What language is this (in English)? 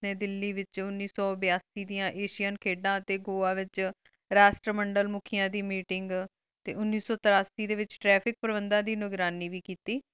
Punjabi